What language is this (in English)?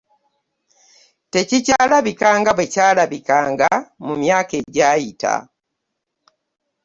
Ganda